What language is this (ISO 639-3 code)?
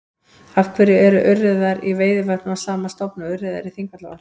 isl